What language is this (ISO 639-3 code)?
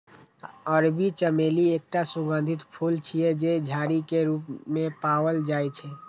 mai